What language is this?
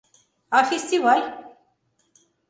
Mari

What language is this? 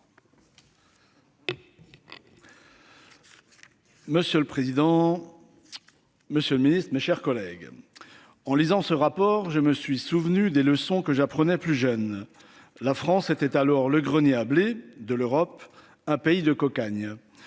French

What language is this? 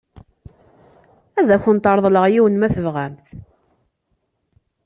Kabyle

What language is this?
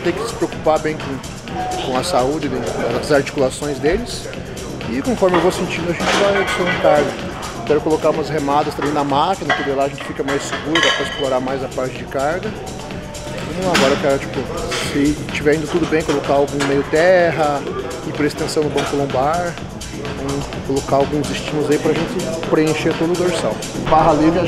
Portuguese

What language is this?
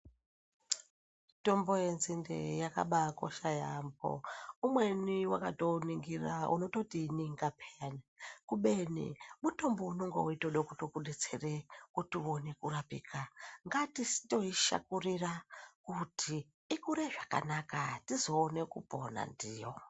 Ndau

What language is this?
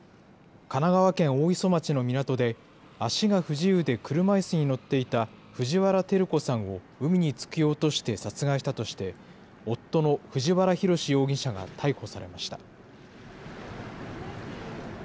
Japanese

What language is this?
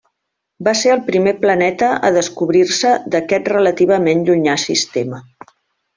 Catalan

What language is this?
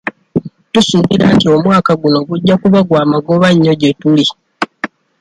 Ganda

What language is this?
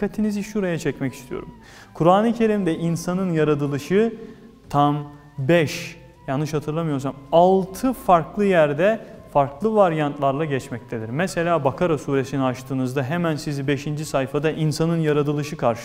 Turkish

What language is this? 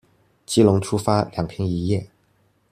Chinese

